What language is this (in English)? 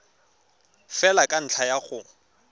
Tswana